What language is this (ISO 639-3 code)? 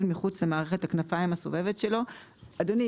heb